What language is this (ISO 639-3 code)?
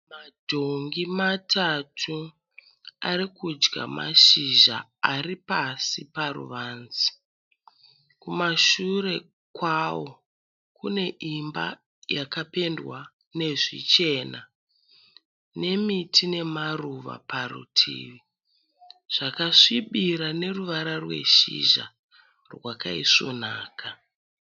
sna